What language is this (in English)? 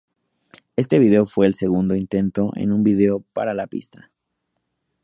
Spanish